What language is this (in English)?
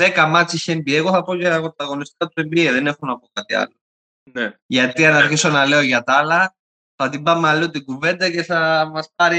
Greek